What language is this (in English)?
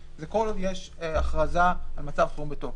Hebrew